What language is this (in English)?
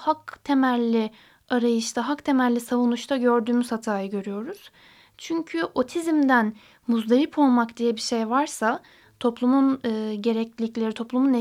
Turkish